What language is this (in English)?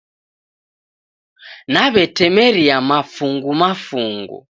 Taita